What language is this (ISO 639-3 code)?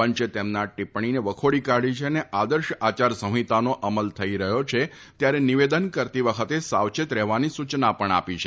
guj